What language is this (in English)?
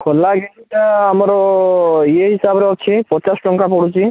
Odia